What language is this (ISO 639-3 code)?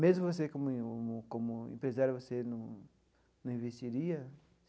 por